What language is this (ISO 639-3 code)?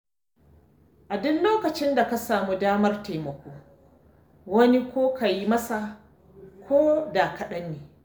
hau